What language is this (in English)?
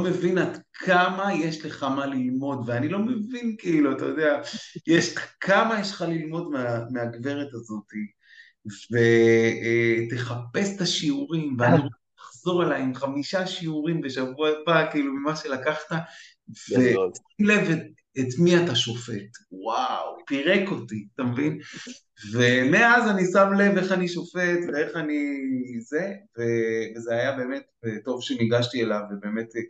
Hebrew